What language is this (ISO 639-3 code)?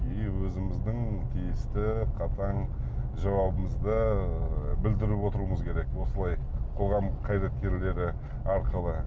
kaz